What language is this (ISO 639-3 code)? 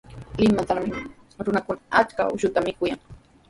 qws